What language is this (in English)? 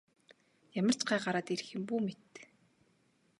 Mongolian